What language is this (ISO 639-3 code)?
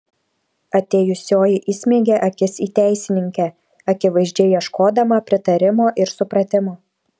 lit